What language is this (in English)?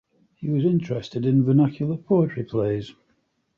English